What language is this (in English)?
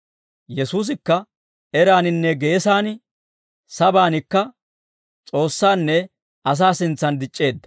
Dawro